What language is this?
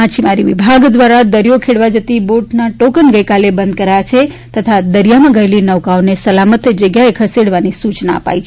Gujarati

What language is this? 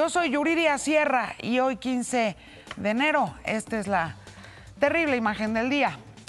Spanish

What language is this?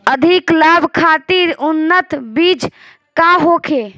Bhojpuri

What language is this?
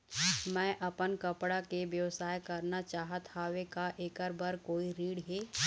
Chhattisgarhi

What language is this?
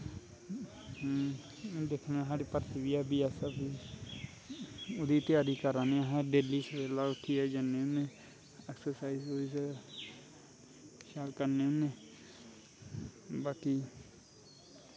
Dogri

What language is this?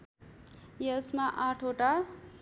Nepali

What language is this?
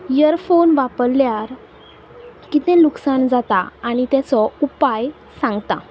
Konkani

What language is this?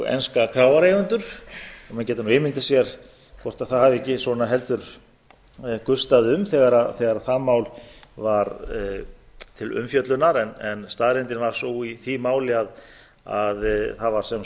Icelandic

